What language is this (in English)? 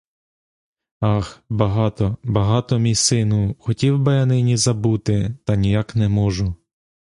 Ukrainian